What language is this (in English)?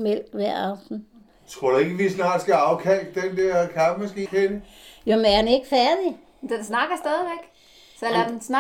Danish